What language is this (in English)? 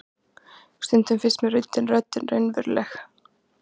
Icelandic